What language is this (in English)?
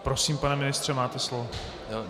Czech